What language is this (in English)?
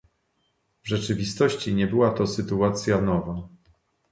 Polish